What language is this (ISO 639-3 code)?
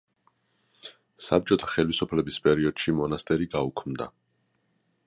kat